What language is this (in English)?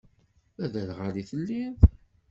Kabyle